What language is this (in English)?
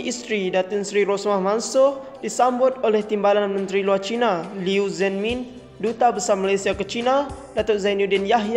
Malay